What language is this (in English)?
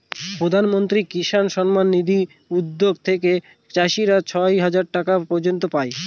Bangla